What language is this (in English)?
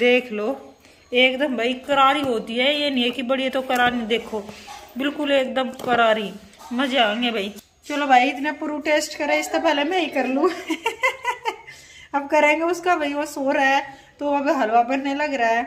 Hindi